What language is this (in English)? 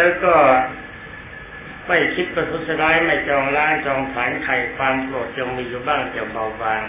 Thai